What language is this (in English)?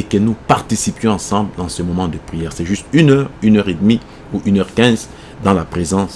French